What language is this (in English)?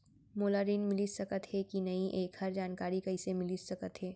Chhattisgarhi